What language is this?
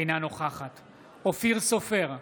Hebrew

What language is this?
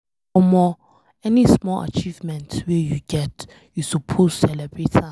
Nigerian Pidgin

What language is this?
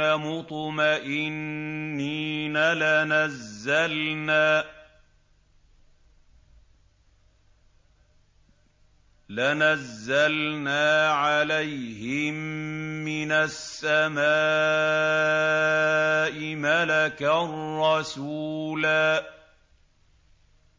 Arabic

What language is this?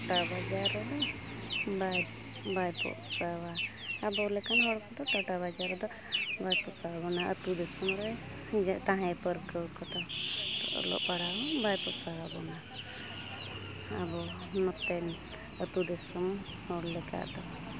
Santali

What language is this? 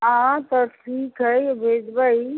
Maithili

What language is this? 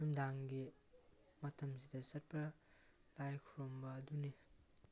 Manipuri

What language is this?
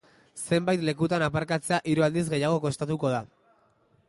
Basque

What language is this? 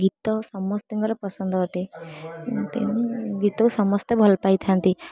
Odia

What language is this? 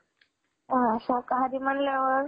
Marathi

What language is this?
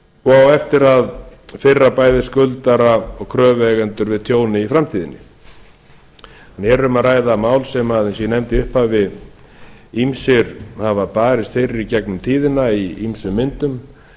Icelandic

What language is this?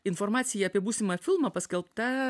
Lithuanian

